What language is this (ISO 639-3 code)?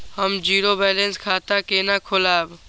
mai